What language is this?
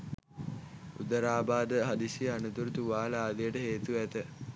Sinhala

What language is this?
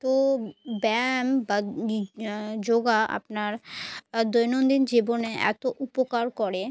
Bangla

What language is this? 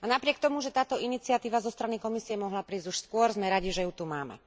Slovak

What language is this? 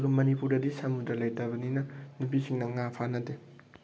Manipuri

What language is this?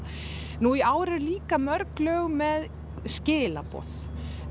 Icelandic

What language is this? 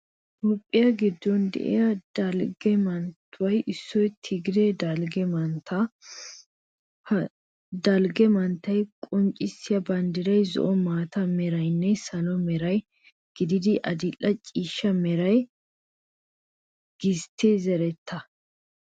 Wolaytta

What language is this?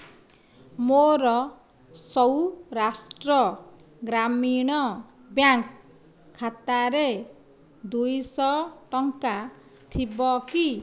Odia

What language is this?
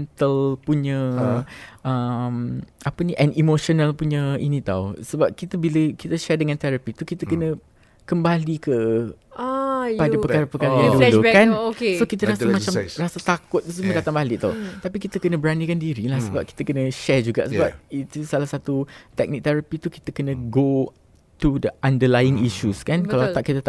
Malay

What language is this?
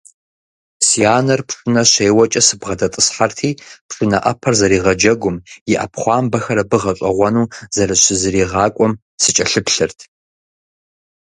Kabardian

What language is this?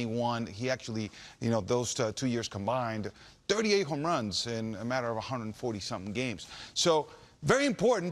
English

